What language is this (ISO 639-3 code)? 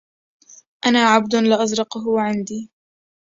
ara